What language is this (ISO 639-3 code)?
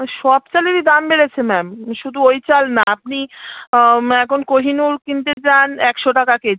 ben